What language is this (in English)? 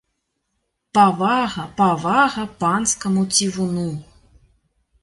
Belarusian